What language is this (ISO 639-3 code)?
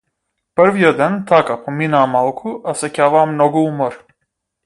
mkd